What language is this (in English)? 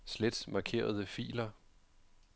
Danish